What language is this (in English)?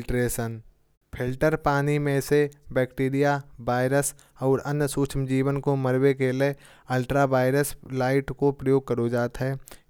Kanauji